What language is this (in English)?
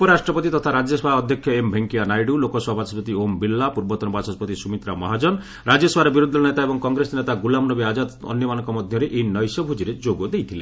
Odia